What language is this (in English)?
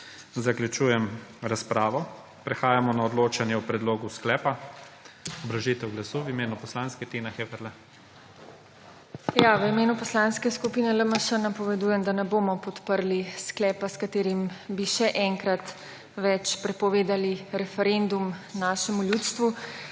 Slovenian